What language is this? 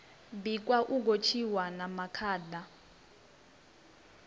Venda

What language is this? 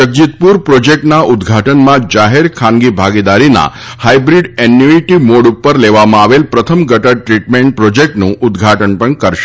Gujarati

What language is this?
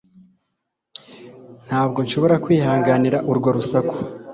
Kinyarwanda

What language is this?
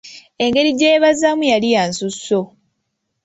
Ganda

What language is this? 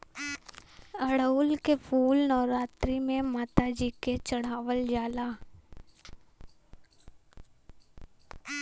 Bhojpuri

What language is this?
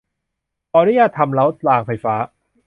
Thai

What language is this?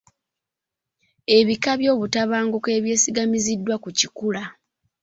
Ganda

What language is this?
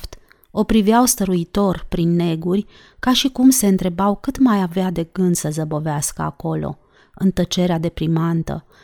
Romanian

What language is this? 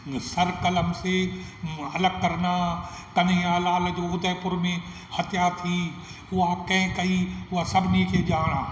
Sindhi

